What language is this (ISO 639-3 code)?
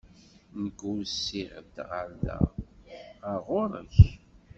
kab